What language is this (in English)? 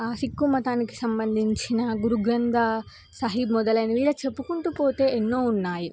Telugu